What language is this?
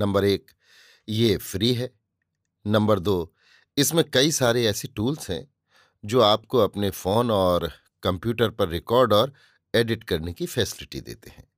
Hindi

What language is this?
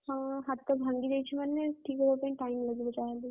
Odia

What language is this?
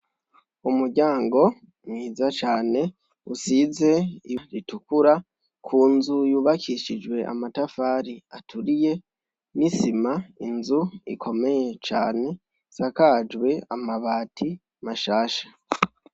Rundi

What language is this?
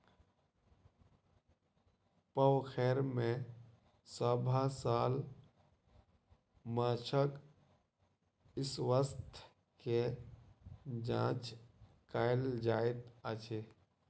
Maithili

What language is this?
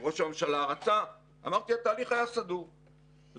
Hebrew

